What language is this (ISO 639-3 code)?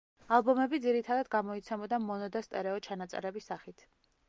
kat